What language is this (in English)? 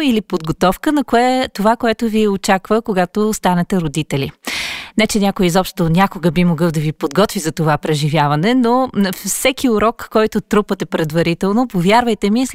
Bulgarian